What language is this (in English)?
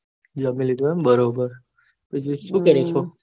Gujarati